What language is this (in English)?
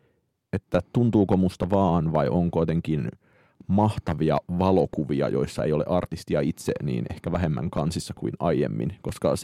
Finnish